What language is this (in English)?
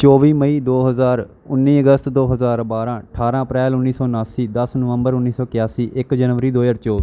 Punjabi